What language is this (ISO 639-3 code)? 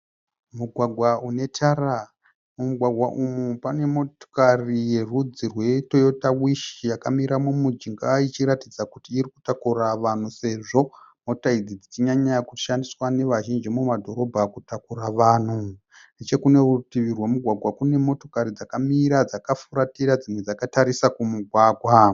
sna